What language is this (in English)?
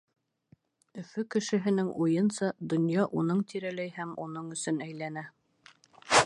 Bashkir